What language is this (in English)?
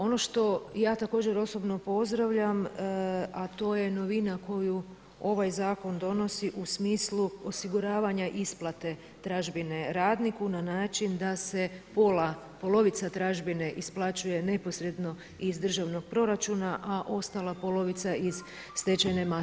Croatian